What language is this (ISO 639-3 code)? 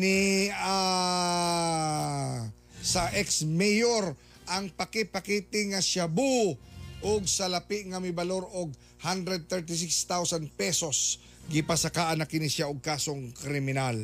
fil